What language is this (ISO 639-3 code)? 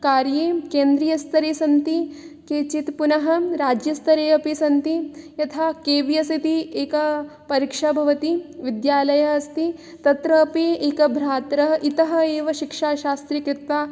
san